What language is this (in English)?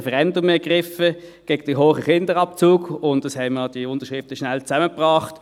Swiss German